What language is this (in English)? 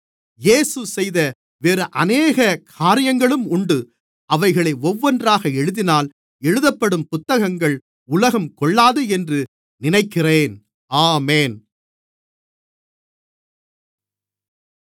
Tamil